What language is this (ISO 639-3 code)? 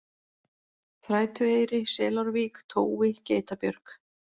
isl